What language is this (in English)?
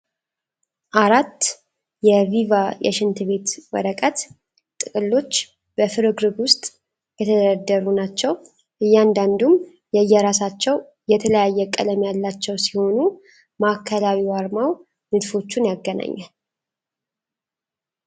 Amharic